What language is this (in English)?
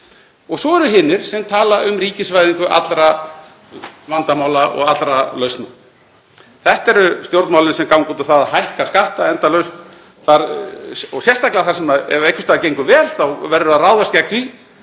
Icelandic